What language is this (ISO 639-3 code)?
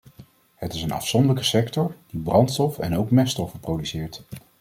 nld